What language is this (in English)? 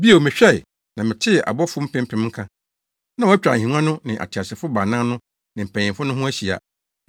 Akan